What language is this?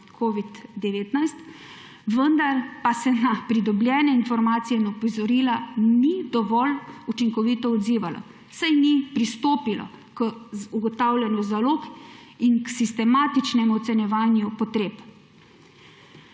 Slovenian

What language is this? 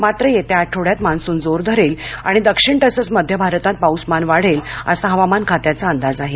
Marathi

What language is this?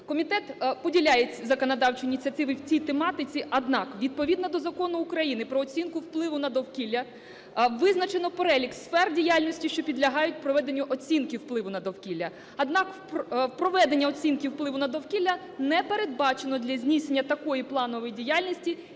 Ukrainian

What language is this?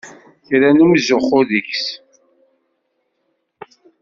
Kabyle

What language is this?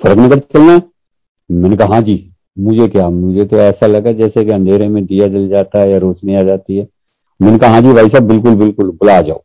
Hindi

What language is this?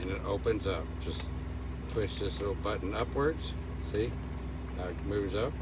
English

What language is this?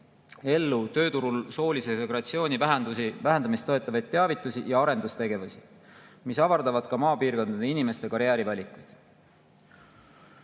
Estonian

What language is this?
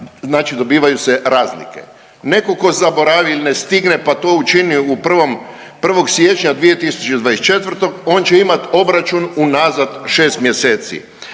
Croatian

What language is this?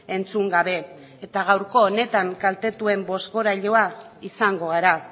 Basque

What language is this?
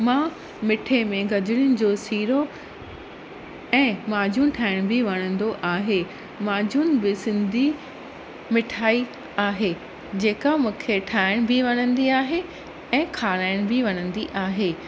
Sindhi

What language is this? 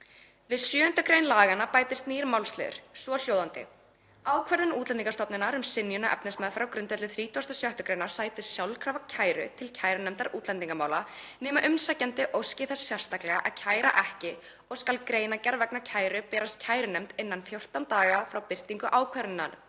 Icelandic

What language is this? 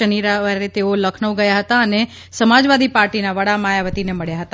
Gujarati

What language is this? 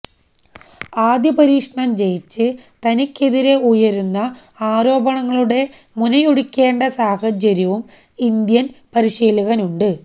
Malayalam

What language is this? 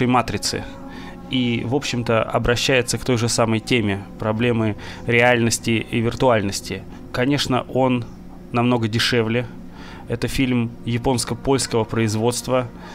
Russian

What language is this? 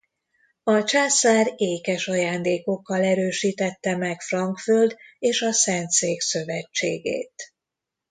Hungarian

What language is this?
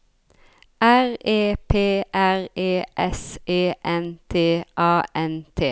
Norwegian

